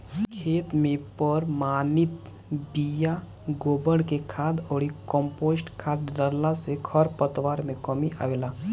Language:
Bhojpuri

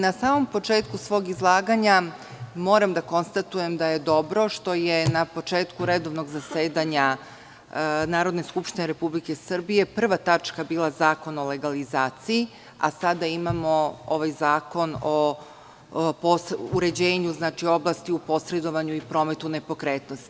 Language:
Serbian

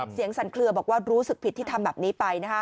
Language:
Thai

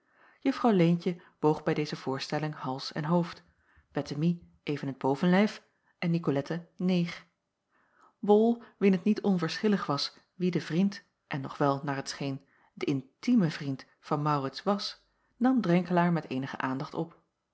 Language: Dutch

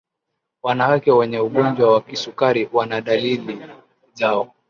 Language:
Swahili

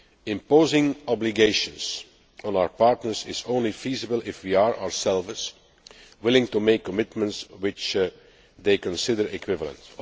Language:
English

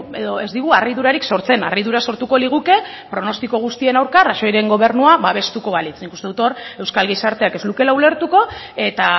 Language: Basque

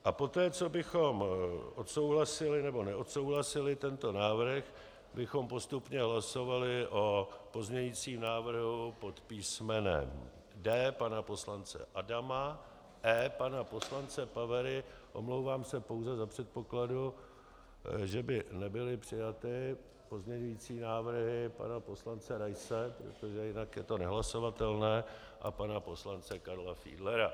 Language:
Czech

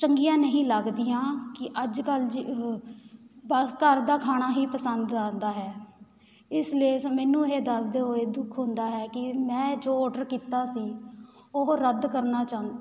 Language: Punjabi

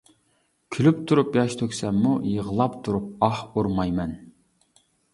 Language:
Uyghur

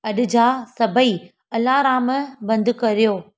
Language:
Sindhi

